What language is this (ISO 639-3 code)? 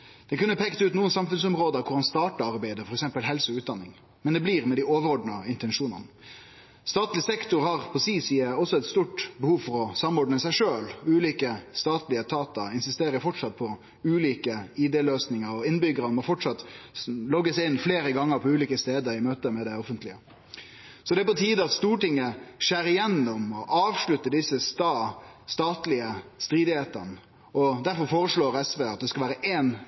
nno